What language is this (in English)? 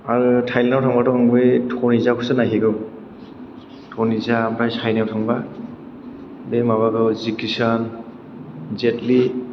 Bodo